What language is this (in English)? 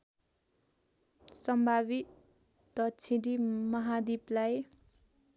Nepali